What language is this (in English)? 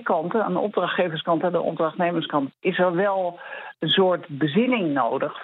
Dutch